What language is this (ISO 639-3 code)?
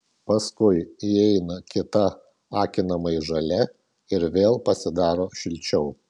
lit